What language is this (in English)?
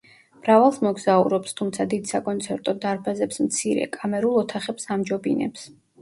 Georgian